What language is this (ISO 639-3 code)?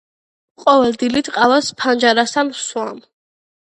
kat